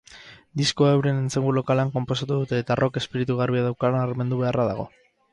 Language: Basque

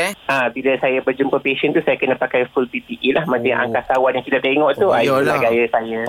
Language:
Malay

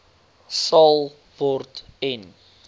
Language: Afrikaans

